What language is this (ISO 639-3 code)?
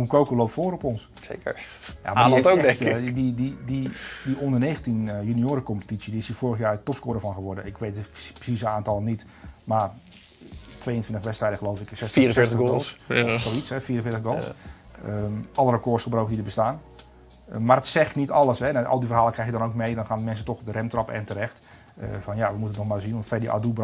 nld